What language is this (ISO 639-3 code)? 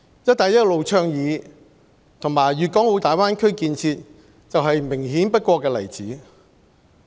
yue